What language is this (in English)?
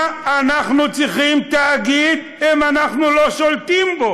Hebrew